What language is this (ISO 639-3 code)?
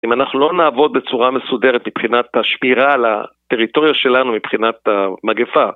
heb